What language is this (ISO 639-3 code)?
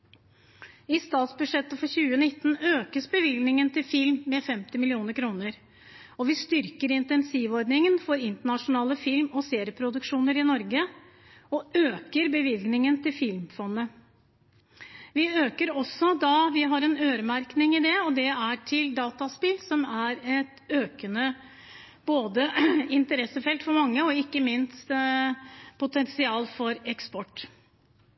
nob